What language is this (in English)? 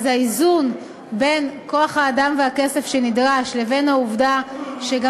Hebrew